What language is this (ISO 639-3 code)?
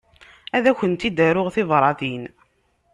kab